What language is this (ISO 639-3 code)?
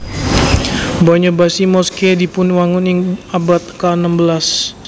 jav